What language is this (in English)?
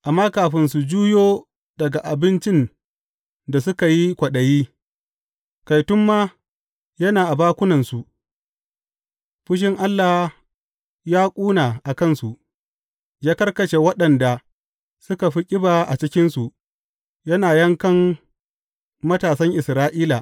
Hausa